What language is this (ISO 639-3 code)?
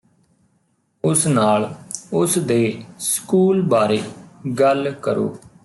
pan